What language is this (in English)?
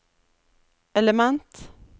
Norwegian